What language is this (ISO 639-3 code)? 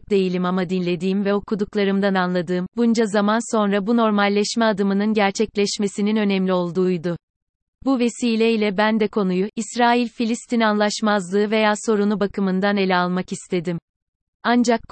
tur